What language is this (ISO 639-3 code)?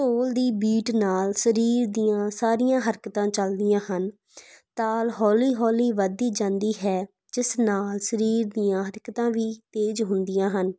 pan